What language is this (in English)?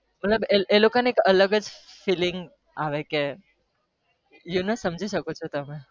Gujarati